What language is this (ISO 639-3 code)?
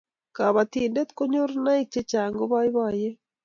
kln